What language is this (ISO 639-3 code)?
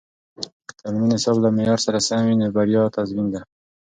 pus